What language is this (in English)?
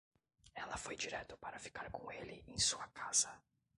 Portuguese